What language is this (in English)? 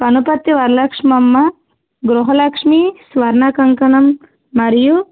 Telugu